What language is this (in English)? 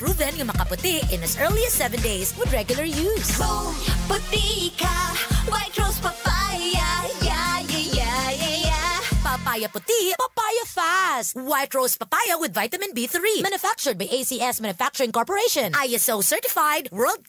Filipino